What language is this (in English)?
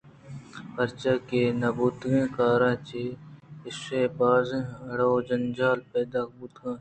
Eastern Balochi